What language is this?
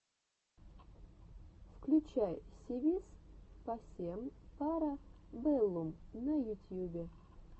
Russian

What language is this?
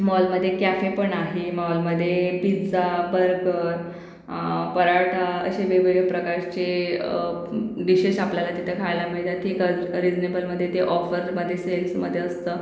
Marathi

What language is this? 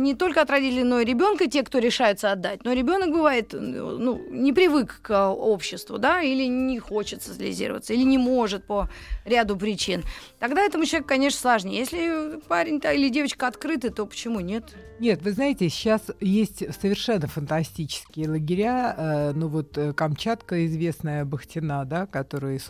Russian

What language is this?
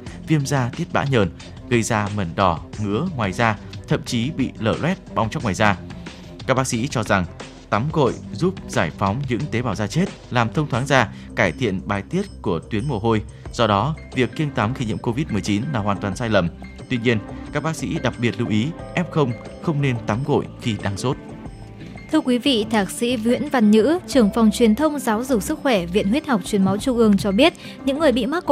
Vietnamese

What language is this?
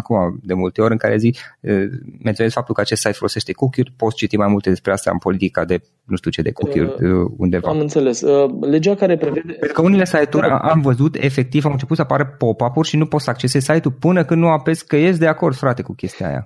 Romanian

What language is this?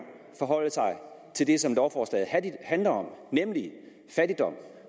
Danish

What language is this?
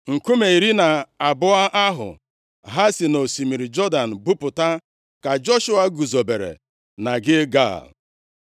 Igbo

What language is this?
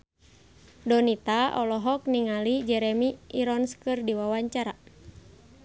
Sundanese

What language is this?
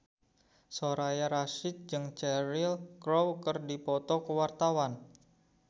Sundanese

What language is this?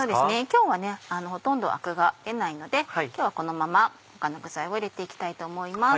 Japanese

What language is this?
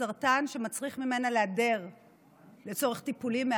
Hebrew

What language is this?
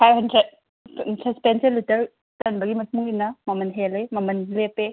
Manipuri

